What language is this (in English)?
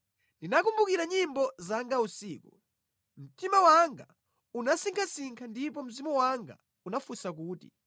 Nyanja